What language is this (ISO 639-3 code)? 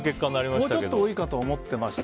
jpn